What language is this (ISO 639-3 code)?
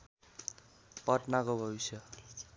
nep